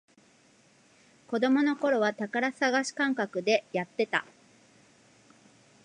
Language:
Japanese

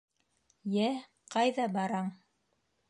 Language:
Bashkir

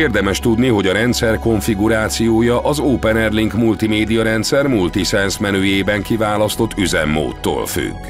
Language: Hungarian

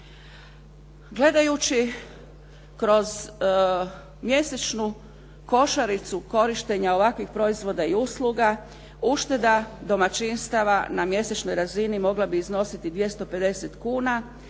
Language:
Croatian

